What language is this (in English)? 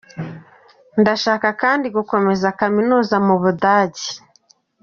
Kinyarwanda